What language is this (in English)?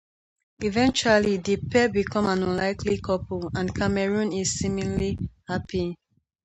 English